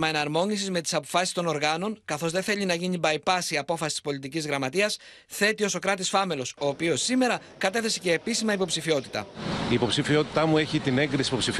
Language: Greek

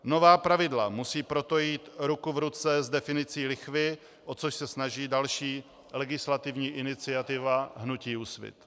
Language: Czech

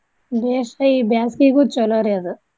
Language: Kannada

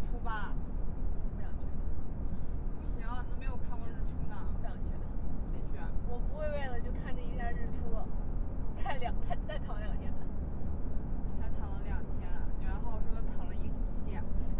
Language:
Chinese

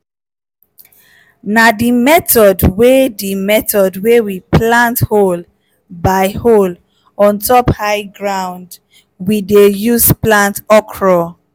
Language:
Nigerian Pidgin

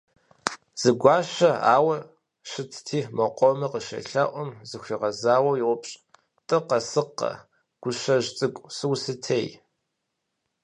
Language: Kabardian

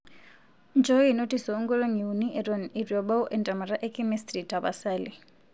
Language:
Masai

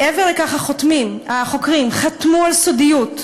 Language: Hebrew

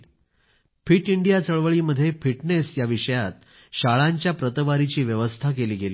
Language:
Marathi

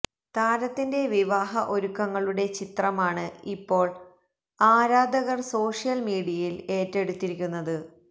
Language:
Malayalam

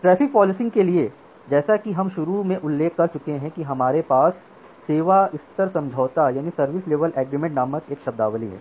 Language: Hindi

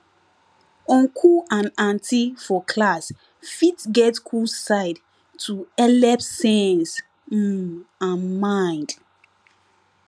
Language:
Nigerian Pidgin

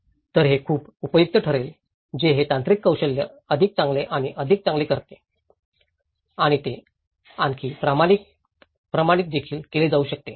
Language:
Marathi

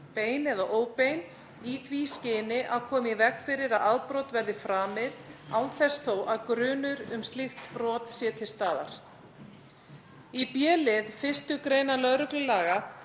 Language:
Icelandic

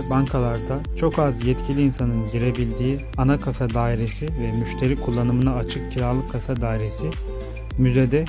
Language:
Turkish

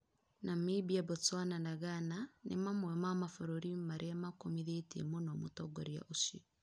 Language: Kikuyu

